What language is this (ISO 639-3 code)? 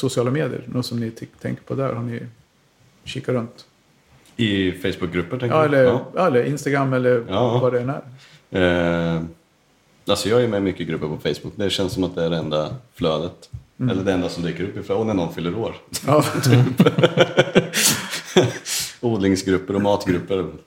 swe